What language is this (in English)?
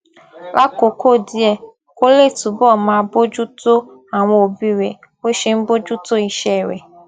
Yoruba